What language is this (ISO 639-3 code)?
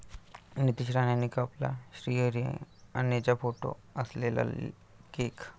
mar